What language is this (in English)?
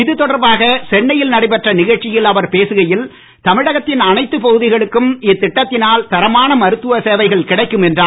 Tamil